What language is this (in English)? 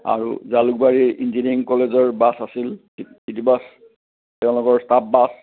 Assamese